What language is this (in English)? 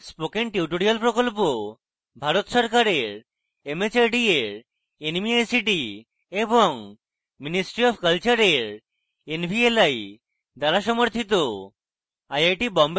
Bangla